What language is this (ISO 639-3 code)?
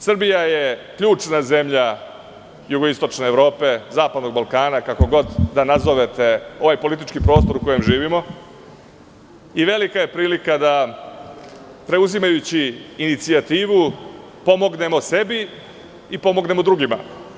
srp